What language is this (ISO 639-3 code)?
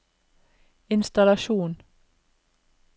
nor